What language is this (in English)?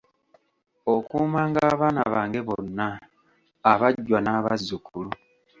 Ganda